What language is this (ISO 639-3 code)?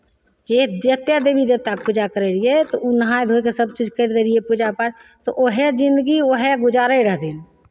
mai